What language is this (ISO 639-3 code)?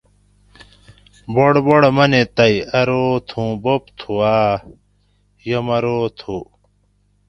gwc